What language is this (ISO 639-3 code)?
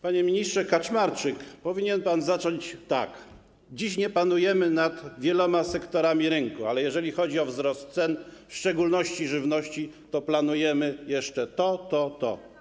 pol